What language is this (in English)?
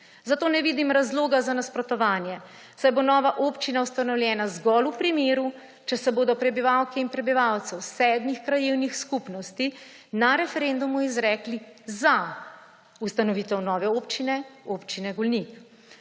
Slovenian